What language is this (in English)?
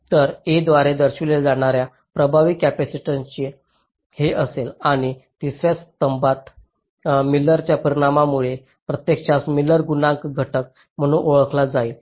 Marathi